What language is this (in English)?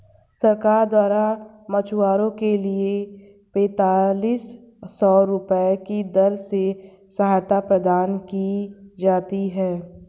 Hindi